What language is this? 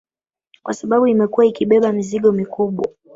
Swahili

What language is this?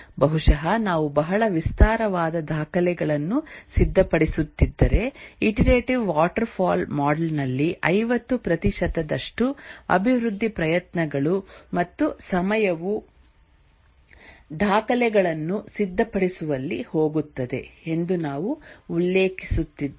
Kannada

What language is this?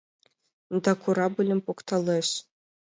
Mari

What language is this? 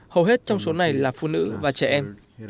Vietnamese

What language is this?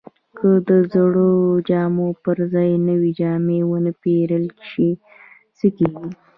Pashto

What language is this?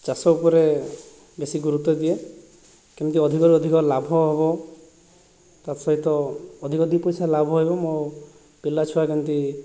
Odia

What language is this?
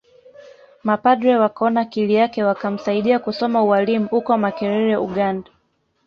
Swahili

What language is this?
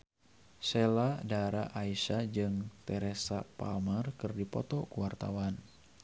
Sundanese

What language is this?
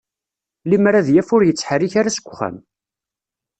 Kabyle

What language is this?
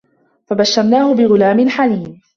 Arabic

